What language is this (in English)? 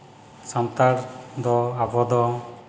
Santali